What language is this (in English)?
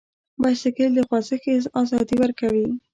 Pashto